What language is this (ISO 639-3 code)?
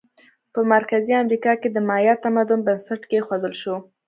pus